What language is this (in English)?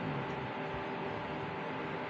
Maithili